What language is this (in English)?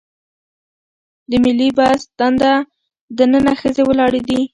Pashto